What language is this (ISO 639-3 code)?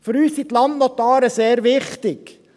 gsw